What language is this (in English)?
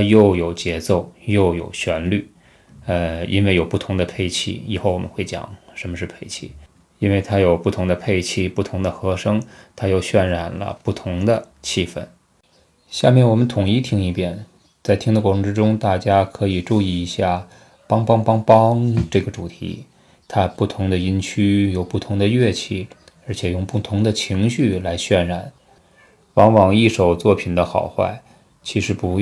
Chinese